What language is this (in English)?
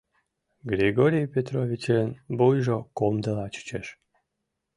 Mari